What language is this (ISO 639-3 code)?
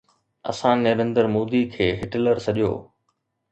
snd